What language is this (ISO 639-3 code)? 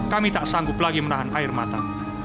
ind